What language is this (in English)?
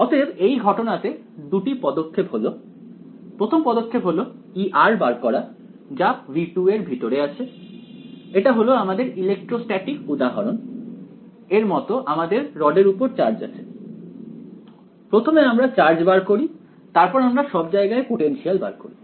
Bangla